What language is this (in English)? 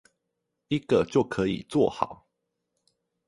Chinese